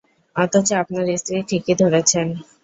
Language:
Bangla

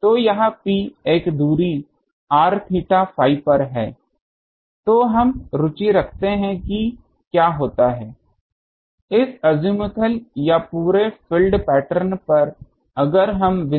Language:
Hindi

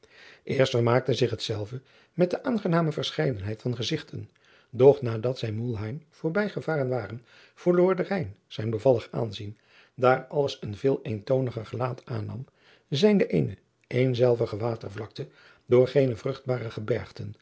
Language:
Dutch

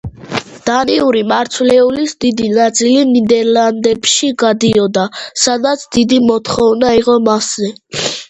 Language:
Georgian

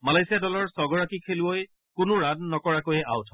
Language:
Assamese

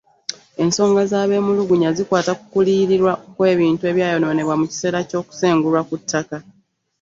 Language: Ganda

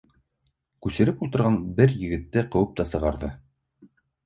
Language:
Bashkir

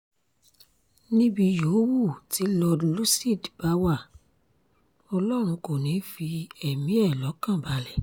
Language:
Yoruba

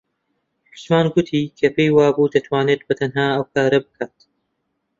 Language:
Central Kurdish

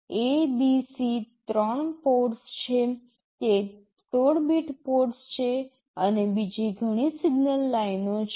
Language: Gujarati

